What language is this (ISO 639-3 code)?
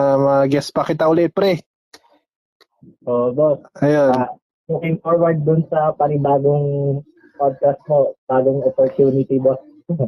fil